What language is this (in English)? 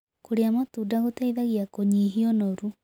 Kikuyu